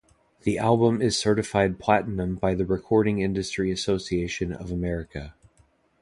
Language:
English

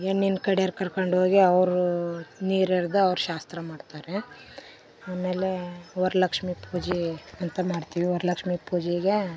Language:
Kannada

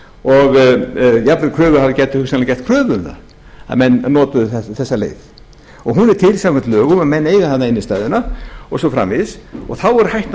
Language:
Icelandic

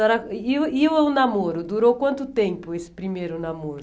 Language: Portuguese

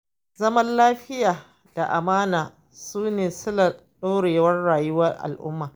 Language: Hausa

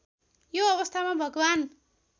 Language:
Nepali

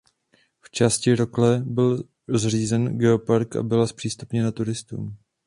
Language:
Czech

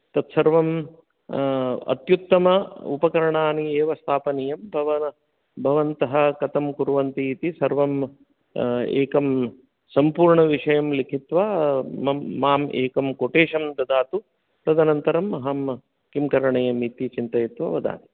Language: Sanskrit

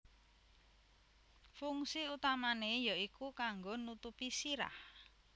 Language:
Javanese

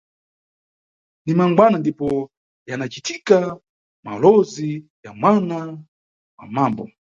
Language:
Nyungwe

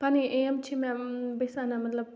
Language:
Kashmiri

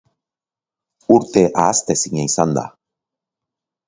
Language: Basque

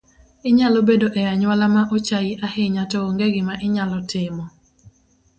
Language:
Luo (Kenya and Tanzania)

